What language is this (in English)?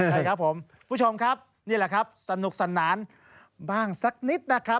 Thai